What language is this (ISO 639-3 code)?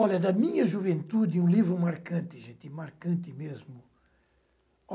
por